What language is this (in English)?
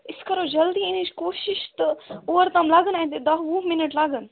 Kashmiri